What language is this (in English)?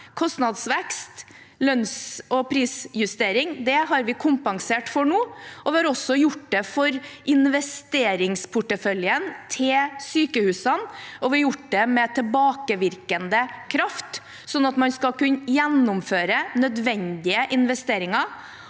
Norwegian